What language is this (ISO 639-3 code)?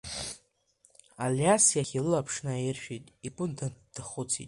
abk